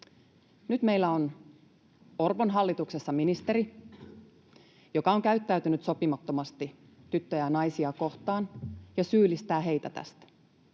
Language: Finnish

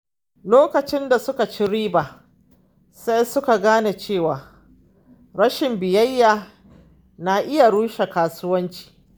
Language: Hausa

